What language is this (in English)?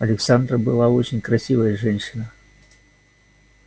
Russian